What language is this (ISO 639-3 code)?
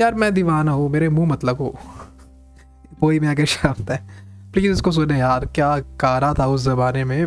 hin